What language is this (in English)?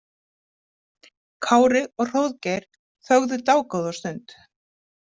Icelandic